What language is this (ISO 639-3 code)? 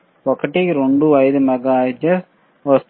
tel